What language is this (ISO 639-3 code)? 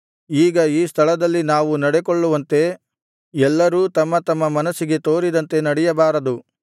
kan